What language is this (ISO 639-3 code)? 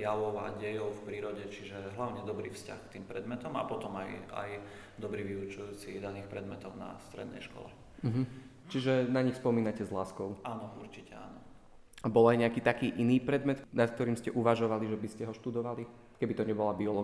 slk